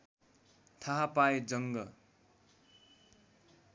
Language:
Nepali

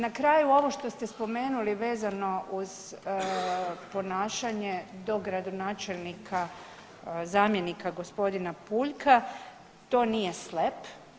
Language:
Croatian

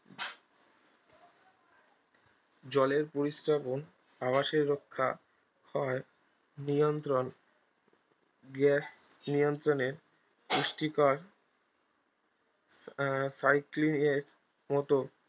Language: Bangla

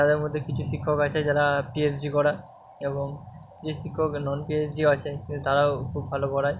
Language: Bangla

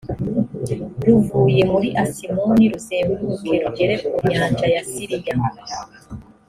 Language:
Kinyarwanda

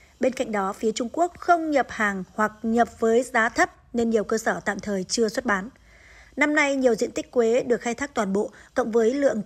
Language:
Vietnamese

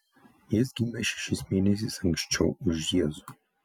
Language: Lithuanian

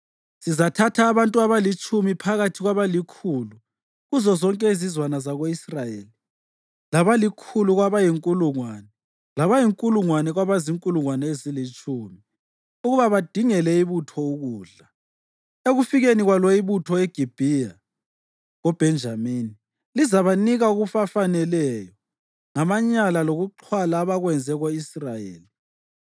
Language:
North Ndebele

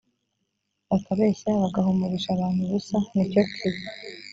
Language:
Kinyarwanda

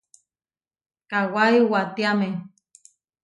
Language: Huarijio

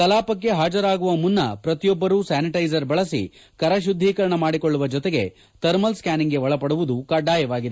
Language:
Kannada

